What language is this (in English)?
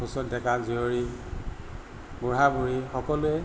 Assamese